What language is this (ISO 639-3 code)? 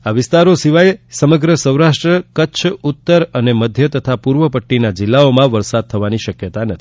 guj